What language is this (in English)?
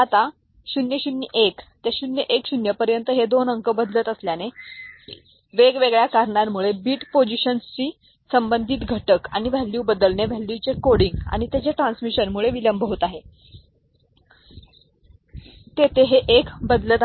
Marathi